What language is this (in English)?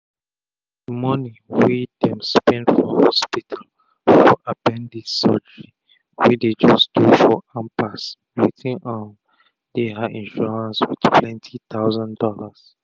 Nigerian Pidgin